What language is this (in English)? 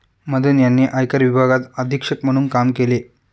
Marathi